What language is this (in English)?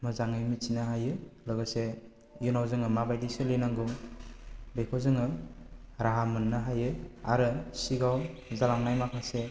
Bodo